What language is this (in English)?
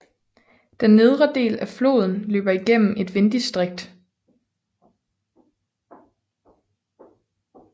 Danish